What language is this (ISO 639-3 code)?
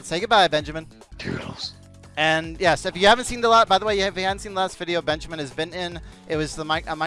eng